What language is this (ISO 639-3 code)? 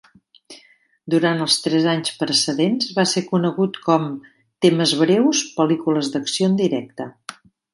cat